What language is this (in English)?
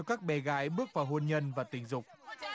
Vietnamese